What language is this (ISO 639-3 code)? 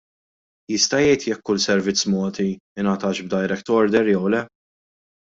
mlt